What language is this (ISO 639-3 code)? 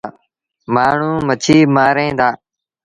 sbn